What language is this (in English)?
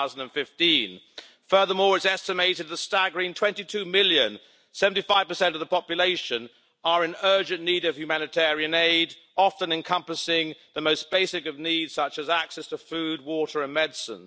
English